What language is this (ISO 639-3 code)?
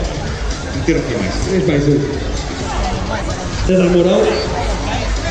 por